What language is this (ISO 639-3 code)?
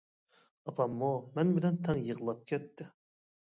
uig